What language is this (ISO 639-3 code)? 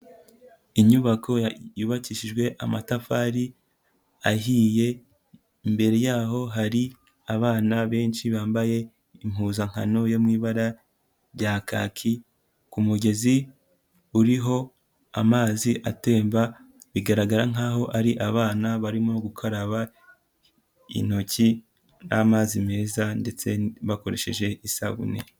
kin